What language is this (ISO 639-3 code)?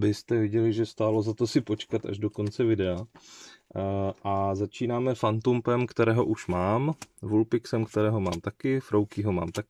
ces